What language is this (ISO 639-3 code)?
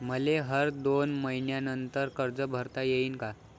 mar